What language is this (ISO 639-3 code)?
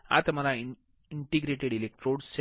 guj